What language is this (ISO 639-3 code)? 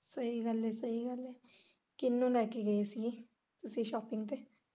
pan